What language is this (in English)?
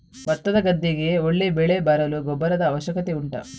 Kannada